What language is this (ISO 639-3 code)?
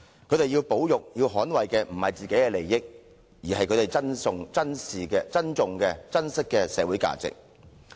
yue